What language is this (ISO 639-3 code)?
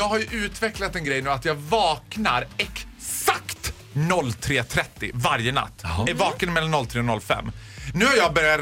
swe